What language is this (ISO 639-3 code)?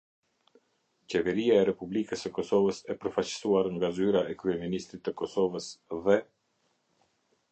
sqi